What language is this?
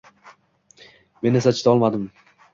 Uzbek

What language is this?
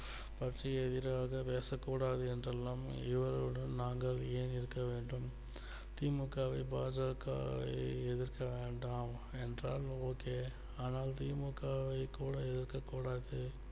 Tamil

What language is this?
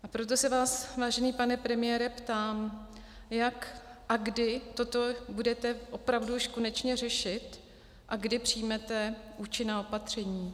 Czech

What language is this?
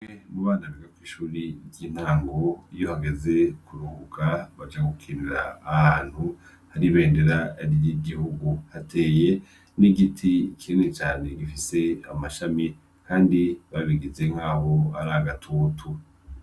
Rundi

